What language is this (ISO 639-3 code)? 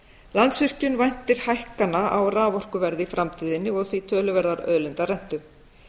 isl